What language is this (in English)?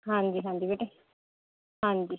Punjabi